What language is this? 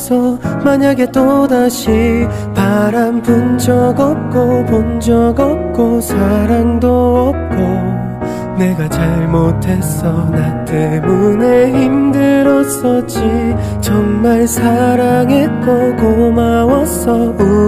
Korean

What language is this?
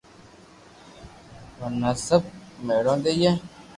Loarki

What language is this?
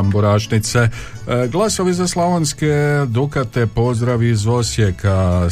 Croatian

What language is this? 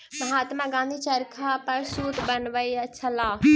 Maithili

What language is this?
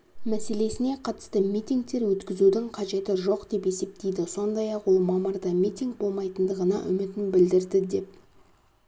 Kazakh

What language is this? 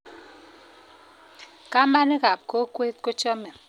Kalenjin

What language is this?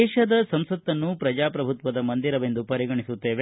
Kannada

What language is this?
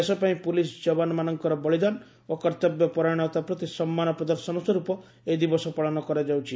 Odia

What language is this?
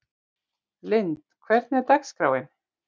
Icelandic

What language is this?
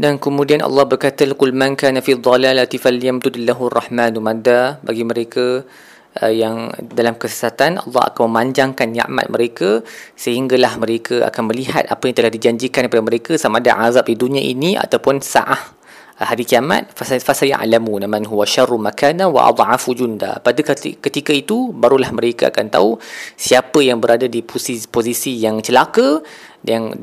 Malay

